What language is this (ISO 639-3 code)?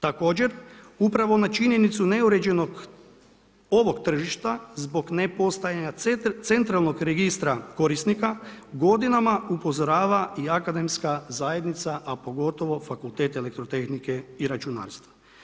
hrv